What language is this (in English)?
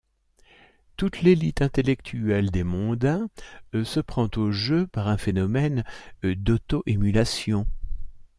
French